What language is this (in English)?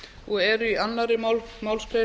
Icelandic